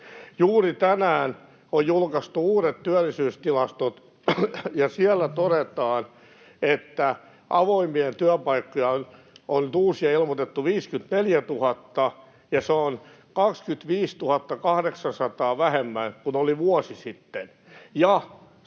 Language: Finnish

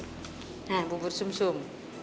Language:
Indonesian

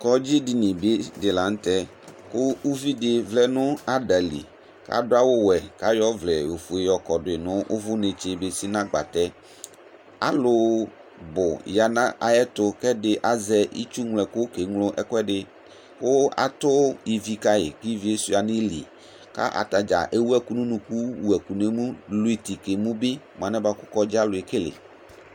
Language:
Ikposo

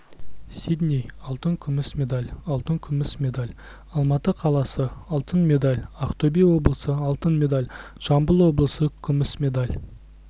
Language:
Kazakh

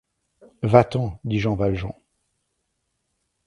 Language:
French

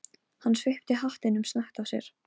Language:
Icelandic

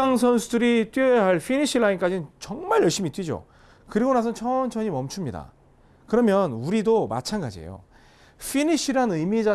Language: Korean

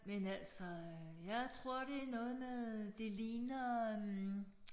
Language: Danish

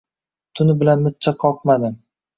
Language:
Uzbek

